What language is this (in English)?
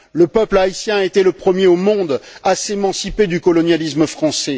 French